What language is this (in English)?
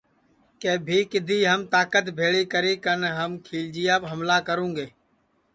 Sansi